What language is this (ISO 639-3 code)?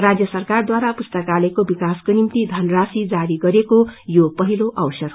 nep